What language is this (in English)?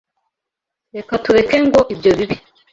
Kinyarwanda